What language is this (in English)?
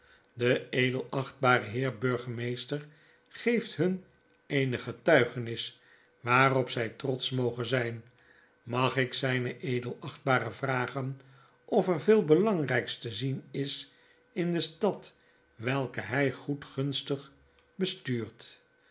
Dutch